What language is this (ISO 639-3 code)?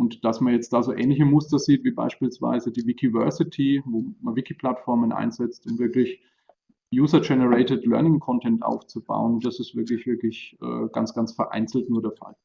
deu